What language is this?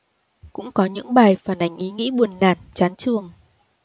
Vietnamese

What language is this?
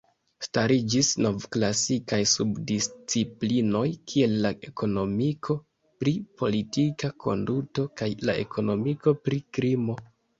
Esperanto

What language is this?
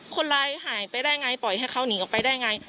Thai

